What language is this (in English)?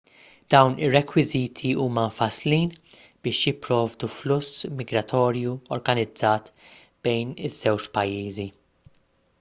Maltese